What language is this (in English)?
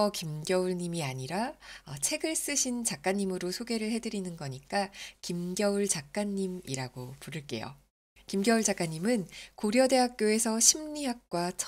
Korean